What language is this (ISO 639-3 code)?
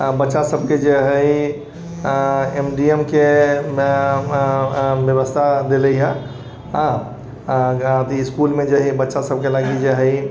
mai